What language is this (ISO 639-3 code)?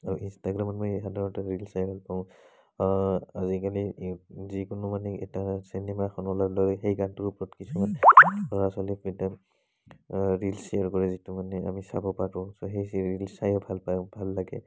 asm